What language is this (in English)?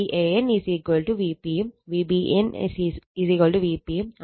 Malayalam